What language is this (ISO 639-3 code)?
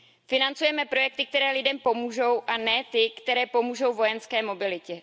ces